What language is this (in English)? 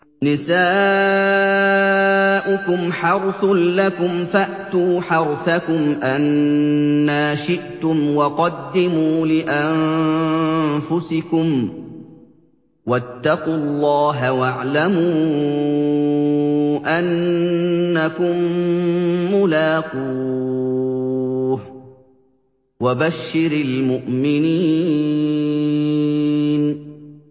Arabic